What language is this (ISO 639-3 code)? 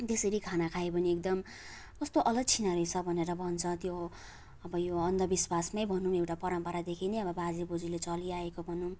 nep